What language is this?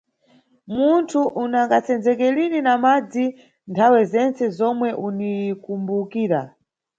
Nyungwe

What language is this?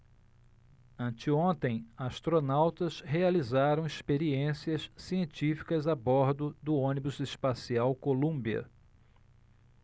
Portuguese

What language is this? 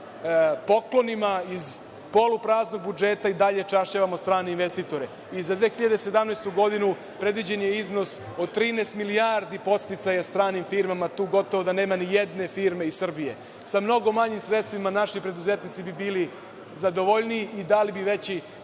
Serbian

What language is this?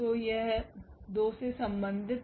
Hindi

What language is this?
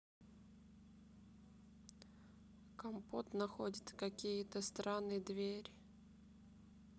Russian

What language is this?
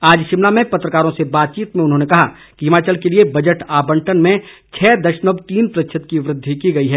Hindi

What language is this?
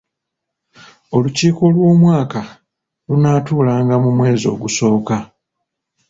Ganda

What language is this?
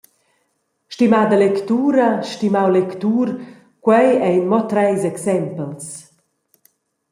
Romansh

